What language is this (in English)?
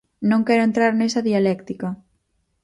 Galician